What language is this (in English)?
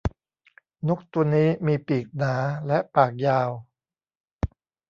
Thai